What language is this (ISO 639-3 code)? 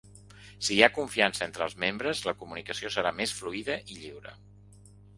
cat